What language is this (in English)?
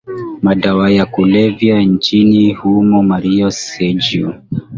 Swahili